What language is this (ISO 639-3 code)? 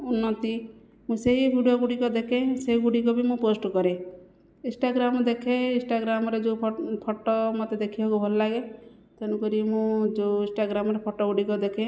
ori